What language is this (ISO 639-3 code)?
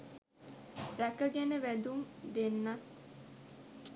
sin